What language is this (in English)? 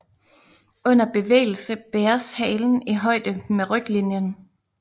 Danish